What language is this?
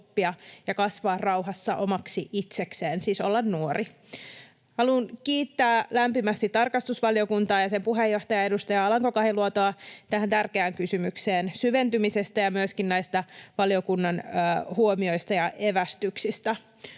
Finnish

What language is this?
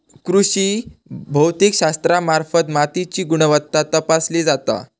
Marathi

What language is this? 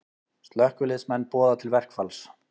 Icelandic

